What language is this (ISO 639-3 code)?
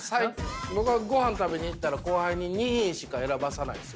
jpn